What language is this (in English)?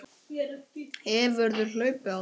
Icelandic